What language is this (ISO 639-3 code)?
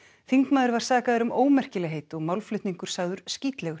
isl